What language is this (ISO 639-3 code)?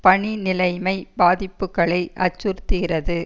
tam